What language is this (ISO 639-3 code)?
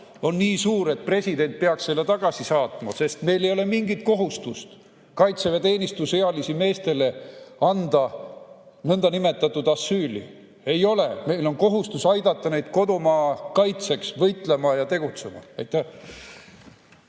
est